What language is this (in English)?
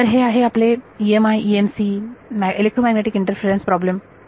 Marathi